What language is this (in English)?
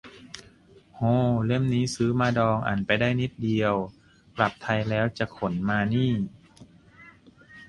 Thai